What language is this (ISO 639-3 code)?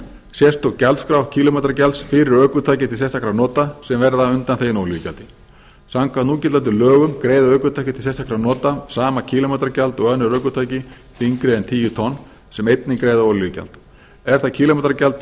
isl